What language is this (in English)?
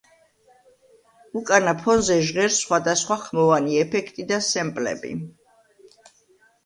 Georgian